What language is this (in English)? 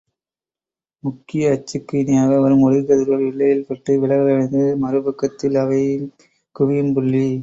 Tamil